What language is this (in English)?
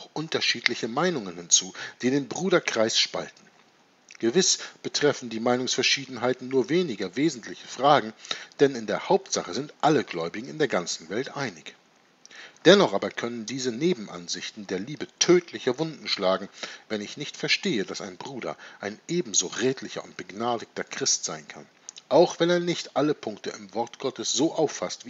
German